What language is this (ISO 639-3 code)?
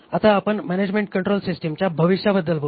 mar